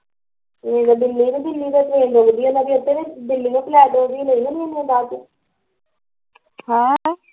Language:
Punjabi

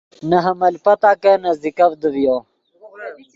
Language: Yidgha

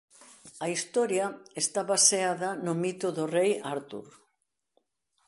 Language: Galician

